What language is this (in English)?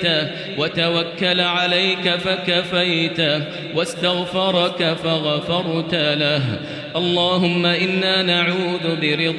Arabic